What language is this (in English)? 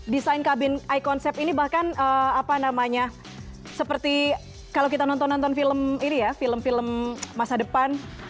Indonesian